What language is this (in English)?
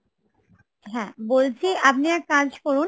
Bangla